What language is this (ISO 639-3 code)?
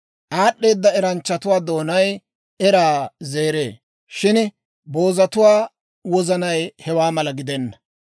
dwr